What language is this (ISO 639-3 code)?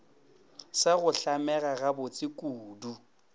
nso